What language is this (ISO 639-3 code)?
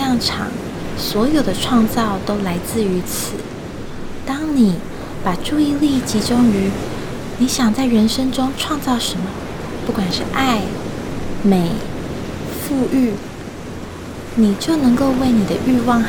zho